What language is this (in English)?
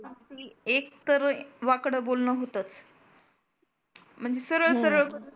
Marathi